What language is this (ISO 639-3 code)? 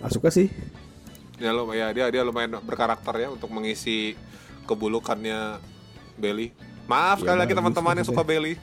ind